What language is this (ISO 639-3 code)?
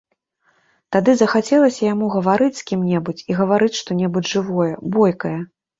bel